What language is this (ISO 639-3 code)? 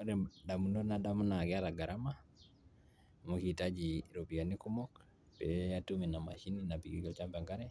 mas